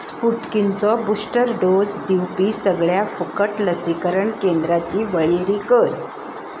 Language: Konkani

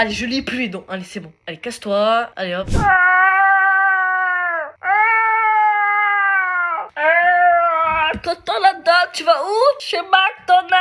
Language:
French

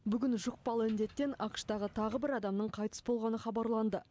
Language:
Kazakh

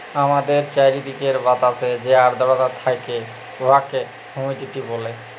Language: Bangla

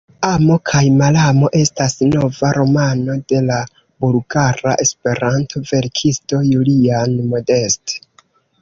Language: Esperanto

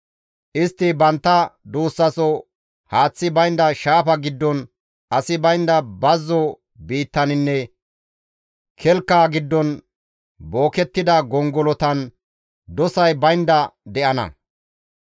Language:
Gamo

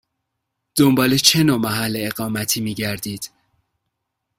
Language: Persian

